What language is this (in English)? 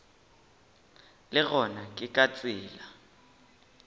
Northern Sotho